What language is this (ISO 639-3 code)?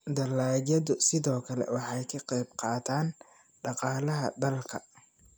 som